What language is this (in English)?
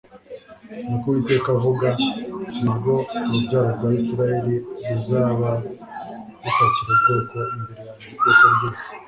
Kinyarwanda